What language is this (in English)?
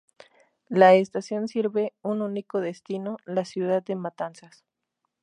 Spanish